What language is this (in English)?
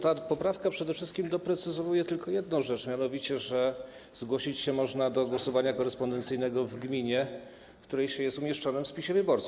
Polish